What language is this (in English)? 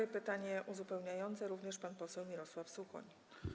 Polish